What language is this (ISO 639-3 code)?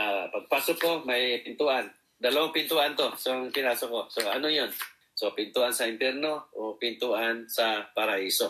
fil